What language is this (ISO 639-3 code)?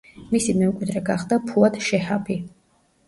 kat